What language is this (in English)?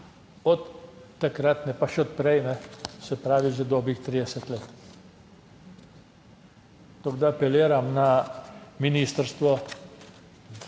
Slovenian